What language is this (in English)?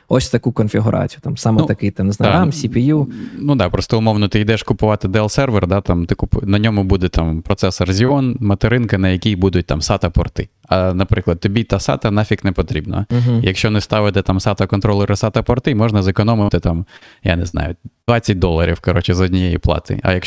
Ukrainian